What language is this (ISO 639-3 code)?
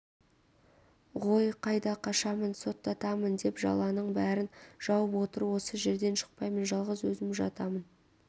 kaz